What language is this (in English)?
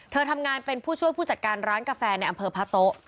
Thai